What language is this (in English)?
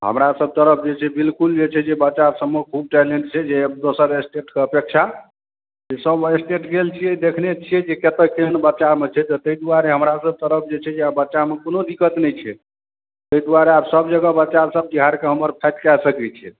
Maithili